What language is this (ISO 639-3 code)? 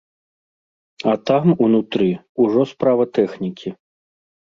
bel